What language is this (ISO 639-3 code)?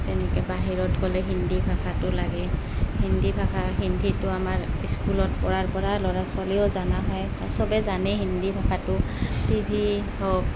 asm